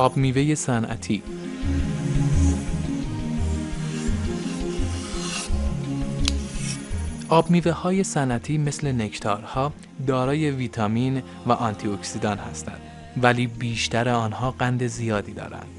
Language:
Persian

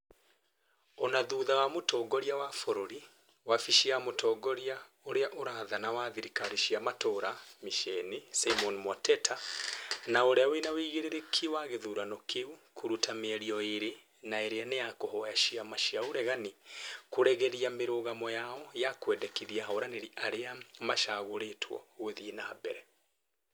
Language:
Kikuyu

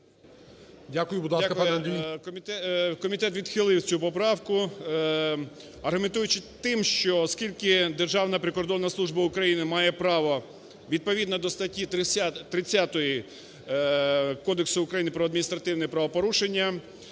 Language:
Ukrainian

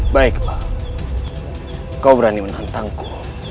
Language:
Indonesian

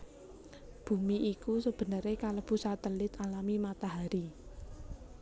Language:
Javanese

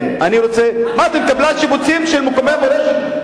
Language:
Hebrew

